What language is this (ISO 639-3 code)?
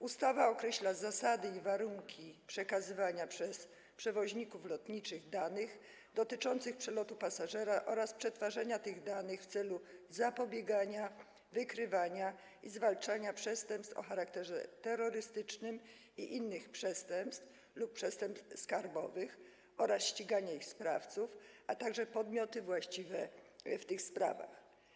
pol